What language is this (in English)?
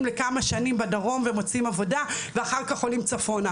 Hebrew